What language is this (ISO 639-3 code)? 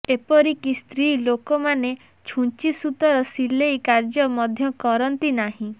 ori